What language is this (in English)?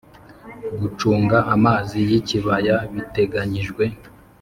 Kinyarwanda